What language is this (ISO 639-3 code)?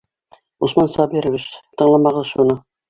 bak